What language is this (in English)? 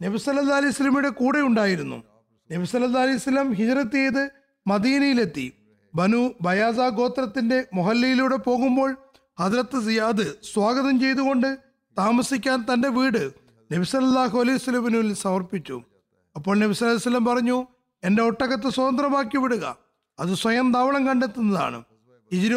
Malayalam